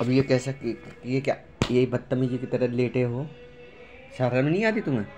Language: Hindi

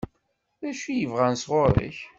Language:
Kabyle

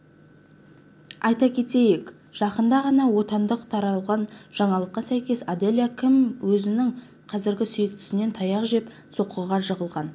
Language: Kazakh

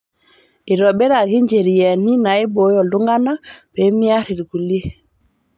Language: Masai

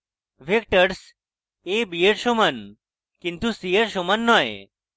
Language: Bangla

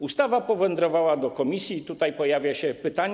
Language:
Polish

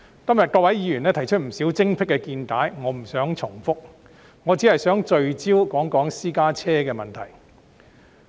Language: Cantonese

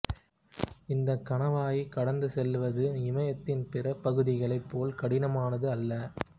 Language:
Tamil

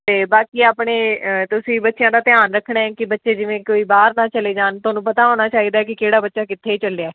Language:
Punjabi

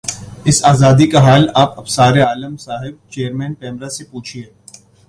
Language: Urdu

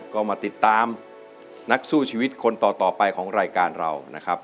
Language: Thai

